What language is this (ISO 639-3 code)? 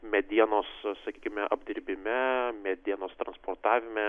lit